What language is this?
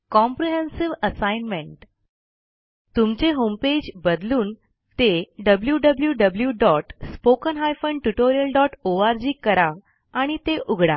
Marathi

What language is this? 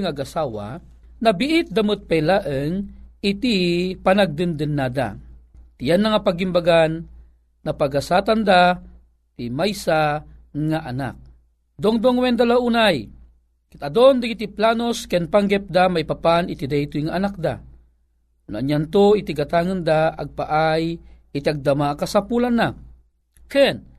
Filipino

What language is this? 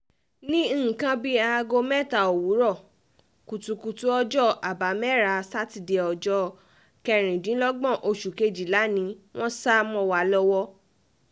Yoruba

